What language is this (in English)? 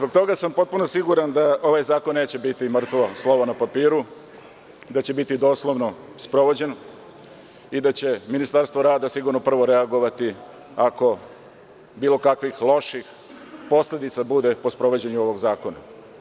Serbian